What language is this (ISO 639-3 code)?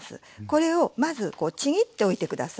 jpn